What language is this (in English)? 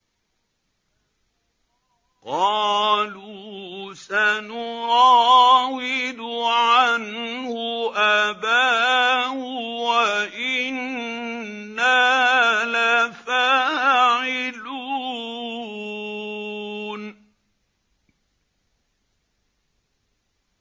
Arabic